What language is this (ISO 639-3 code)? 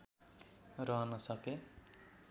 nep